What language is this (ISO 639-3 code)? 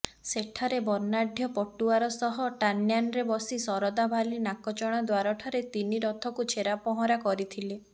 ori